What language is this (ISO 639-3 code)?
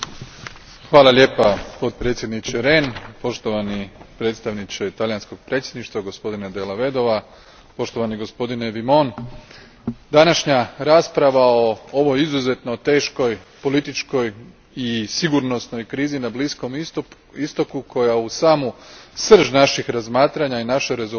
hrv